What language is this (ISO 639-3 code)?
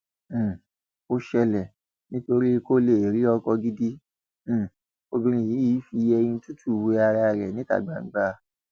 yor